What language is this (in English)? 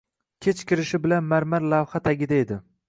Uzbek